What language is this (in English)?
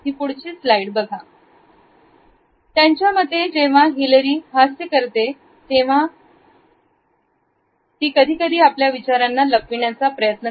Marathi